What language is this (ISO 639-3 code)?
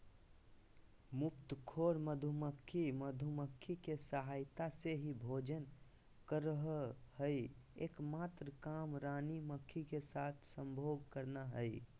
mag